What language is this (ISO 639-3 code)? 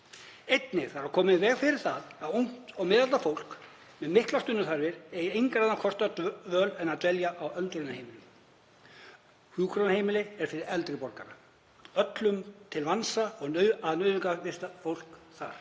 isl